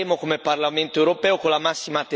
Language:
Italian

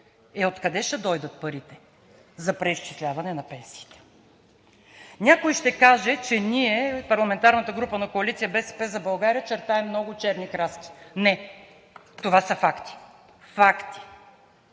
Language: Bulgarian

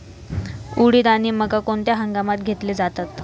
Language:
Marathi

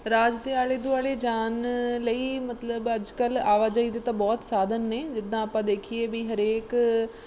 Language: Punjabi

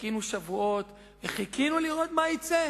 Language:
Hebrew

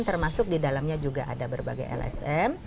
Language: Indonesian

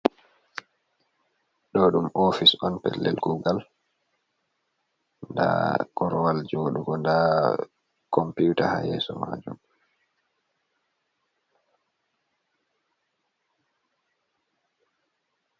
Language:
Fula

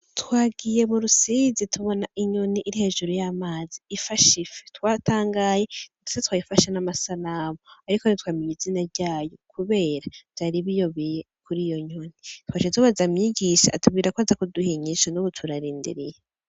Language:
Rundi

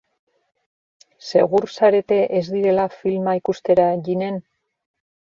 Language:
Basque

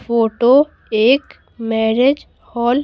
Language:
Hindi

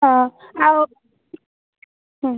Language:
Odia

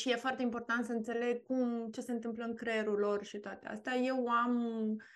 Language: Romanian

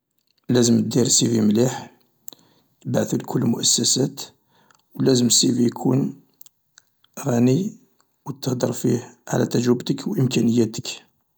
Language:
Algerian Arabic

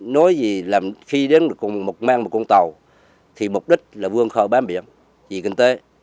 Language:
Vietnamese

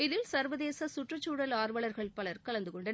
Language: Tamil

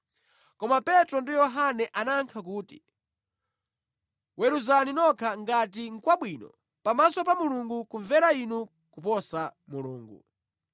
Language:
Nyanja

